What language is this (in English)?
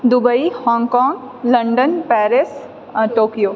Maithili